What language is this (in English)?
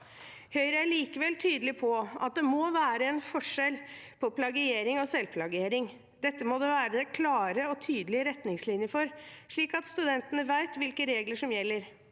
Norwegian